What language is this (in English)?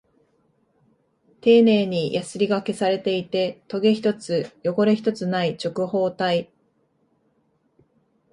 Japanese